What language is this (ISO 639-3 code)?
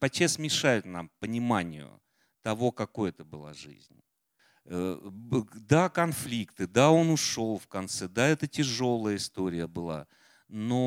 rus